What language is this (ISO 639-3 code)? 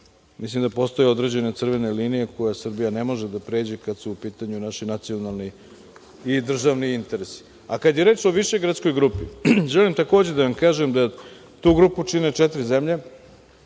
srp